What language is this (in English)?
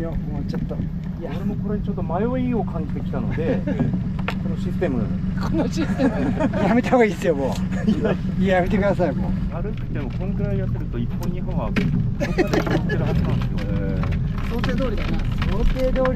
Japanese